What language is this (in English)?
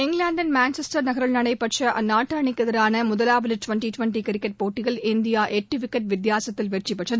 Tamil